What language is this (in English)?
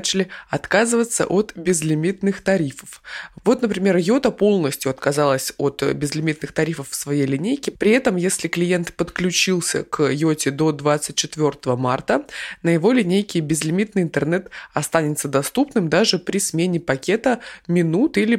Russian